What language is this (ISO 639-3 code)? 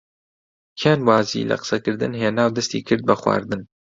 ckb